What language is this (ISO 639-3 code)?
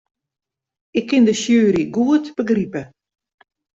fry